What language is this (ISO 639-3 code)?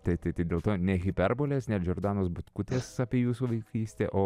lit